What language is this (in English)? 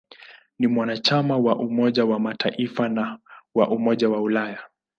Swahili